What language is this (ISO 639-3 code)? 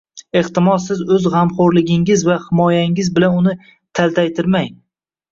uzb